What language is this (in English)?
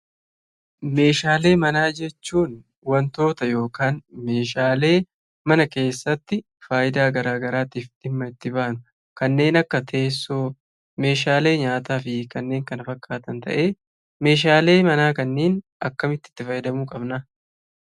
Oromo